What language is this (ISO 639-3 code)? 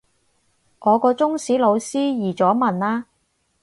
yue